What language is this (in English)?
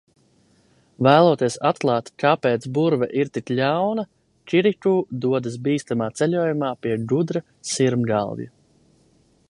Latvian